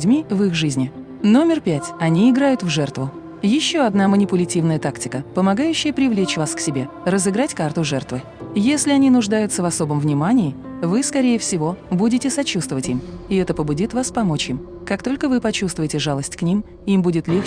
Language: Russian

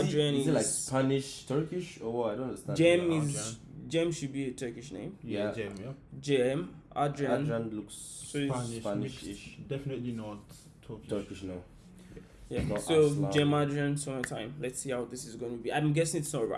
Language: Turkish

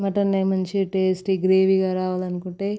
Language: Telugu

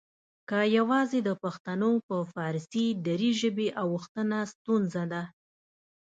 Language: Pashto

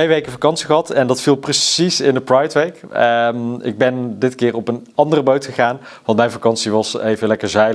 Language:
Dutch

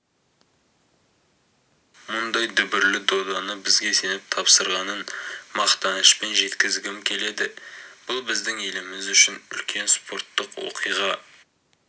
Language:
Kazakh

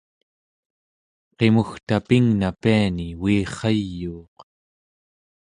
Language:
Central Yupik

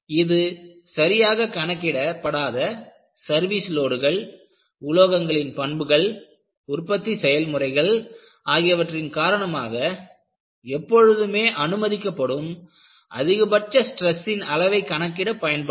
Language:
Tamil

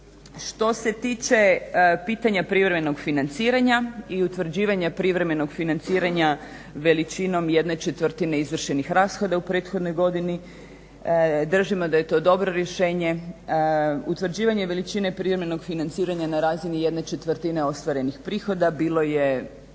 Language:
Croatian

